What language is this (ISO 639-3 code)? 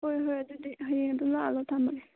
mni